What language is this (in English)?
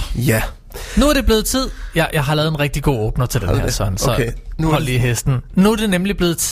Danish